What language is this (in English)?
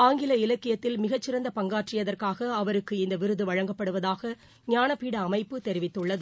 Tamil